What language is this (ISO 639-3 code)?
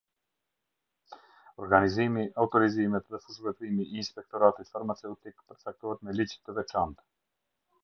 sqi